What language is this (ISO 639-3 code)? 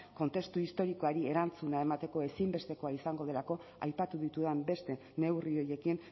eus